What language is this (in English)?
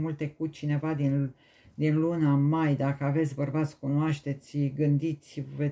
Romanian